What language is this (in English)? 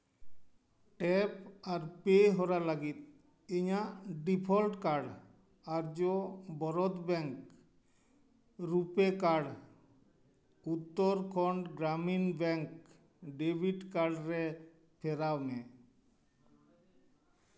Santali